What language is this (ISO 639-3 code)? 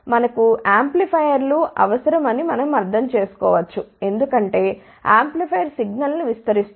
tel